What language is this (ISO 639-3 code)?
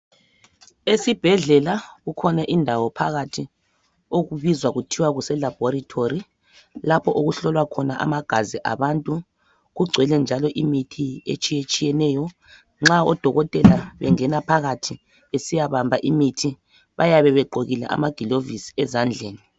nde